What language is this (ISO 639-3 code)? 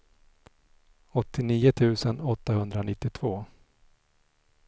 swe